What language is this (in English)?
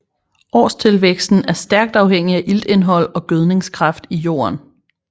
Danish